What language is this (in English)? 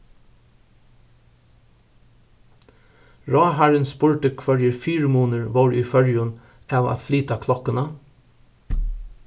Faroese